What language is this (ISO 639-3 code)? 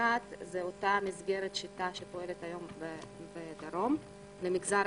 heb